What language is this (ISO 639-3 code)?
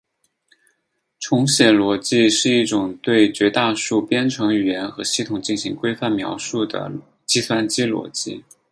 zho